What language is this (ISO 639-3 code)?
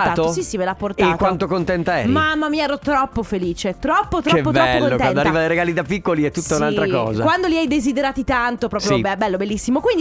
ita